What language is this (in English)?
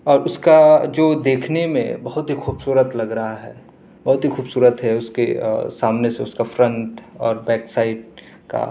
Urdu